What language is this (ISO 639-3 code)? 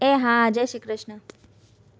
guj